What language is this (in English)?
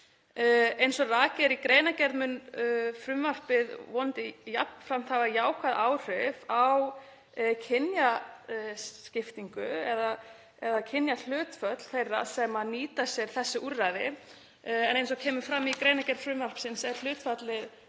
Icelandic